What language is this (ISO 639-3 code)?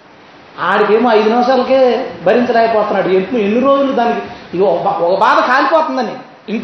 tel